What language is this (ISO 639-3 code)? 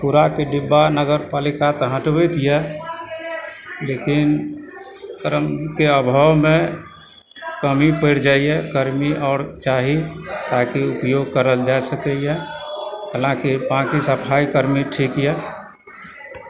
mai